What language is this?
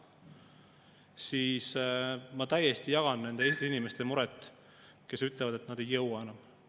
Estonian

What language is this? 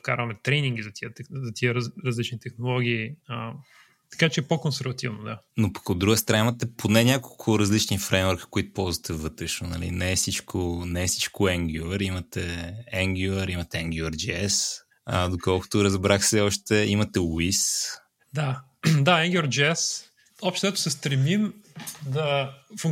Bulgarian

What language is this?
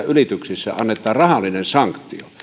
Finnish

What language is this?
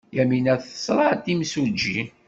Kabyle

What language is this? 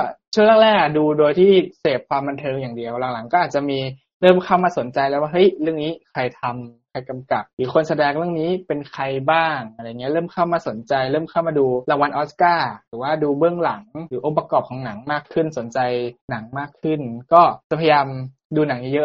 Thai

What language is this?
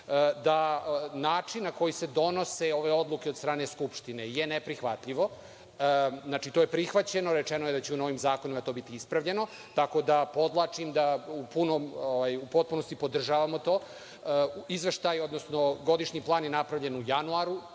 Serbian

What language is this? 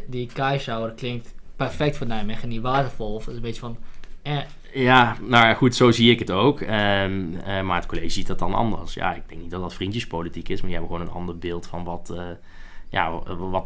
Dutch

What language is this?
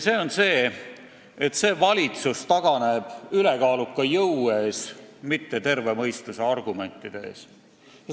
Estonian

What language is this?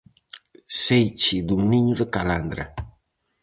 Galician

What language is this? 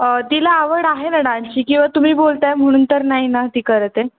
Marathi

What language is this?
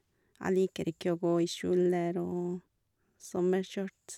Norwegian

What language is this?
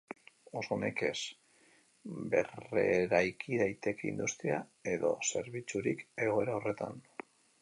Basque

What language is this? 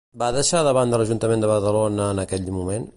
Catalan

